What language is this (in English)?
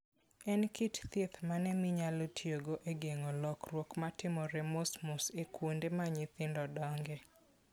Luo (Kenya and Tanzania)